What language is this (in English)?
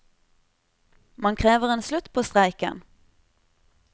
Norwegian